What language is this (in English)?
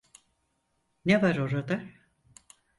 Turkish